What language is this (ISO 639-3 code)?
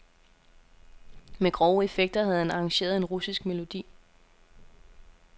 dan